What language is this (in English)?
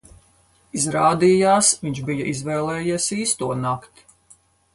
Latvian